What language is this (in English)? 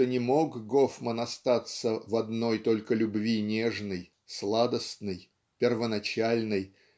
Russian